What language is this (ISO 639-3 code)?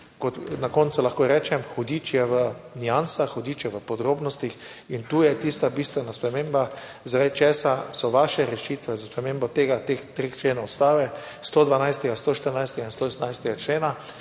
slv